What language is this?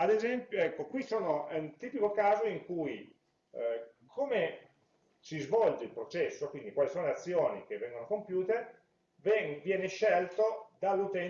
Italian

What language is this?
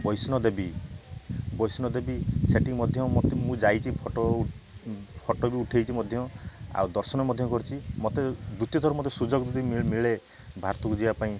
Odia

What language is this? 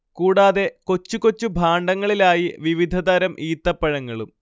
Malayalam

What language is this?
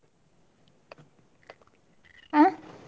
Kannada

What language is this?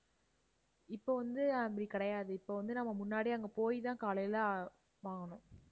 Tamil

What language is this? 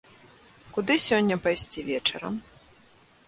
Belarusian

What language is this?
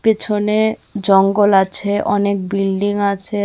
Bangla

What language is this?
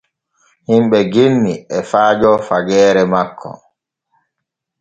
Borgu Fulfulde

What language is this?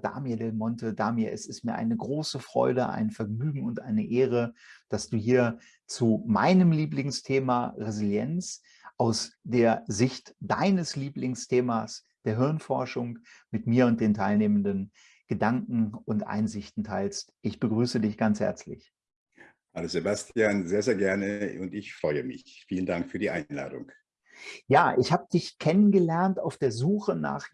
German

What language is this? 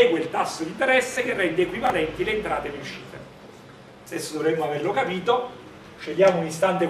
Italian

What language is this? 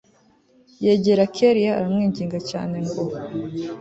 Kinyarwanda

